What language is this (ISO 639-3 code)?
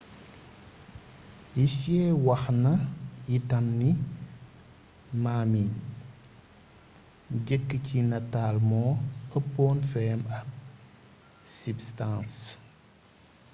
wol